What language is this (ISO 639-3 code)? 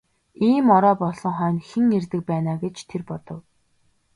mon